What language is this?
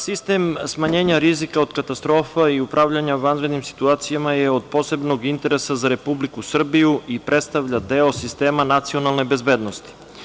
Serbian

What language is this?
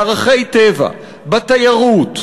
Hebrew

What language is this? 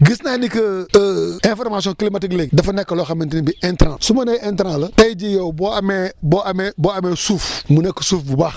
Wolof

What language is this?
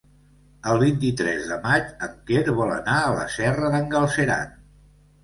Catalan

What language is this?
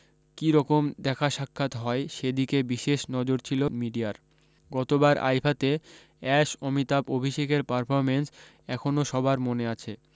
Bangla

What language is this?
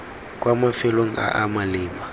Tswana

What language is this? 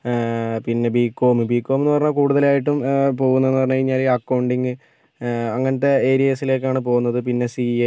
Malayalam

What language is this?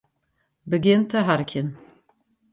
Western Frisian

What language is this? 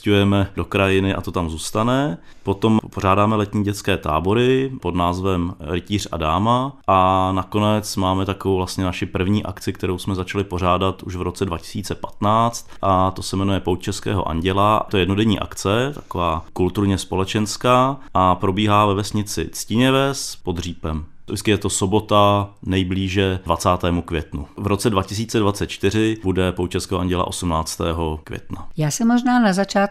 Czech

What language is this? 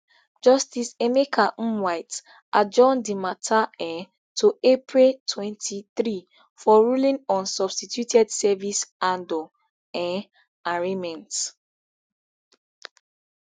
Nigerian Pidgin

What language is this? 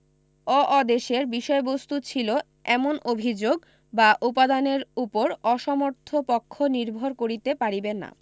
Bangla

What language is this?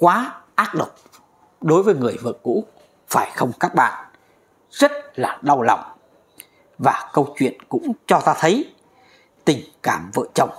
Vietnamese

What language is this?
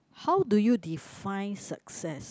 English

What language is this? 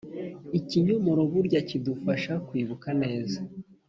Kinyarwanda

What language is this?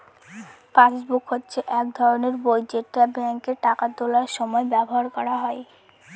Bangla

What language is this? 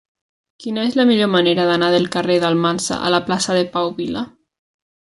Catalan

